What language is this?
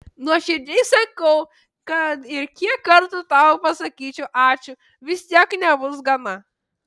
Lithuanian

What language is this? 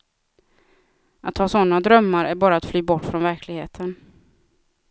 Swedish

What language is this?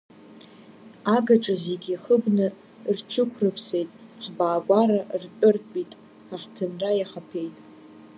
Abkhazian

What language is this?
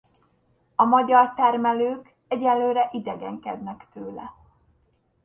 Hungarian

